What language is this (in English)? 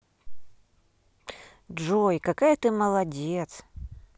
Russian